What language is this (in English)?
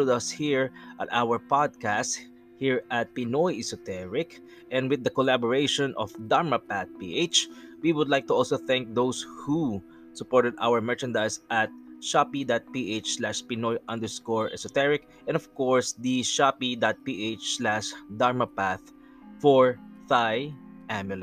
Filipino